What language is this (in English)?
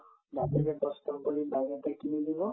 Assamese